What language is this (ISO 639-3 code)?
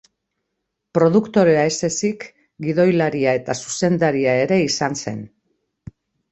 eus